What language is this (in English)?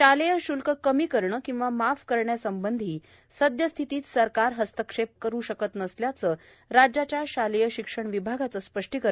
Marathi